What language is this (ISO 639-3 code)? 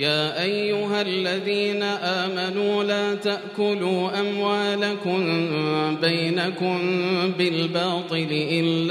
ara